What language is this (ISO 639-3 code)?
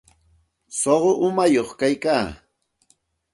qxt